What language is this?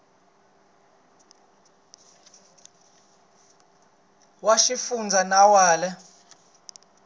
Tsonga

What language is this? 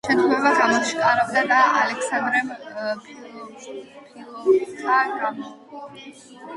Georgian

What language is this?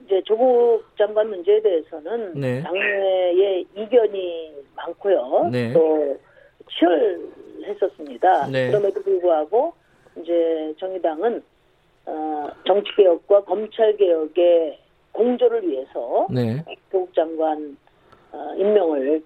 Korean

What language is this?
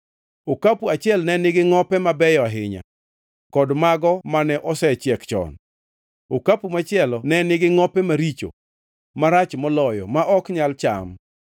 Luo (Kenya and Tanzania)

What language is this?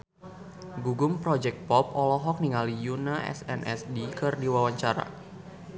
Sundanese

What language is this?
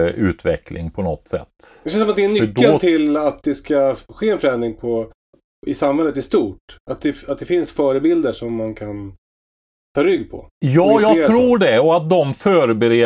Swedish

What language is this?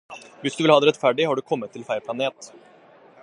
Norwegian Bokmål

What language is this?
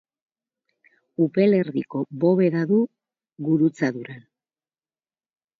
Basque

